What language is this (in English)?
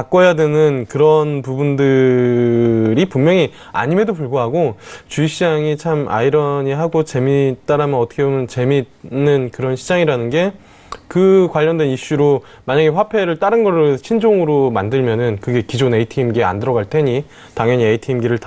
Korean